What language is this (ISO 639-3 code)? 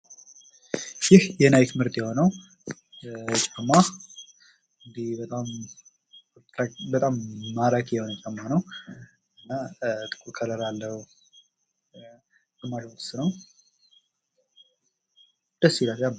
amh